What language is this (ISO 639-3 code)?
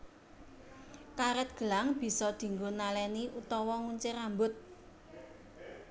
jav